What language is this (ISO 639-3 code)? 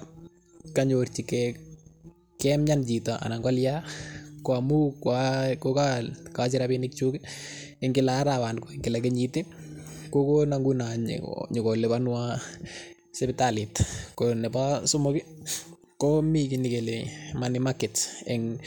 kln